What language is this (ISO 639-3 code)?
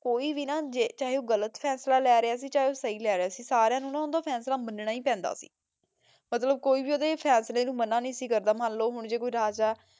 pan